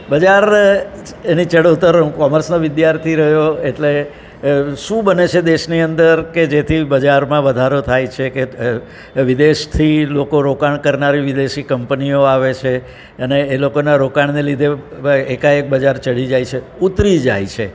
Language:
Gujarati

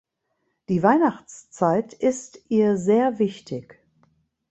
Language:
German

